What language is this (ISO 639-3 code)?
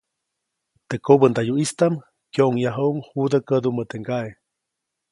zoc